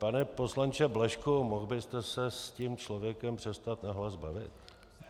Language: Czech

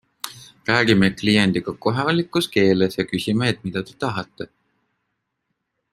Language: Estonian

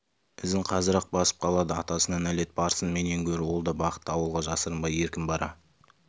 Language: Kazakh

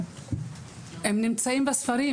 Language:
Hebrew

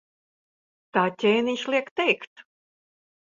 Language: Latvian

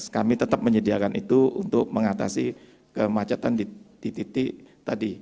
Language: Indonesian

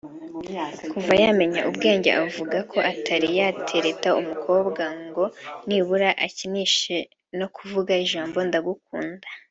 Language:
Kinyarwanda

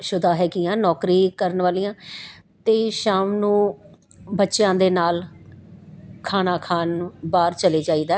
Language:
Punjabi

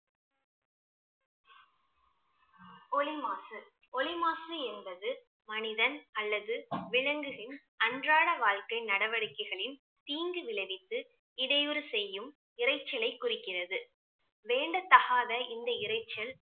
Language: Tamil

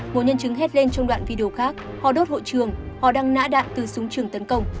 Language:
Vietnamese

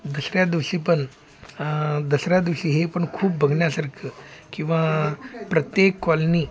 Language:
Marathi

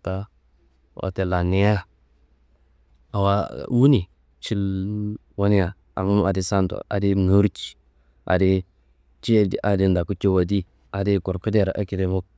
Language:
Kanembu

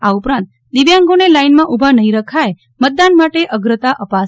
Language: Gujarati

